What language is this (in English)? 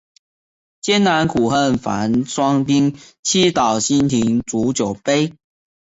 Chinese